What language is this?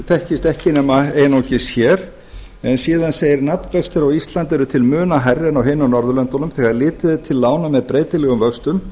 Icelandic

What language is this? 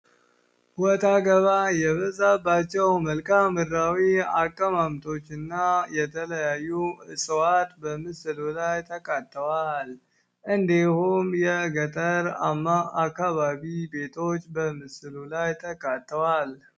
Amharic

